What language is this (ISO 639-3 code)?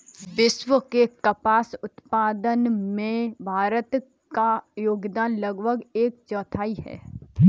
hin